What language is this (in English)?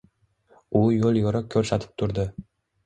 Uzbek